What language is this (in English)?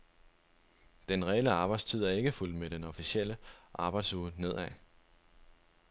Danish